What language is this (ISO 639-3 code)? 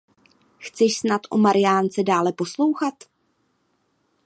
ces